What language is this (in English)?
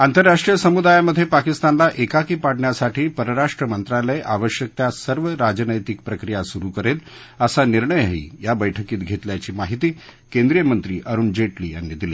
Marathi